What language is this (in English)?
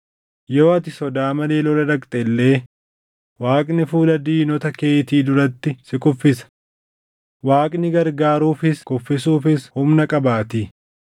Oromo